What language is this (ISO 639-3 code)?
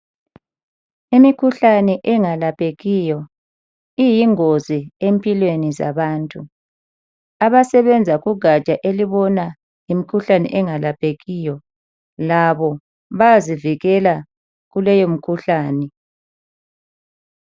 nde